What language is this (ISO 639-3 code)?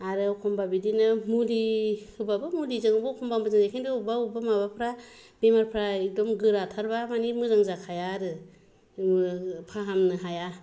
brx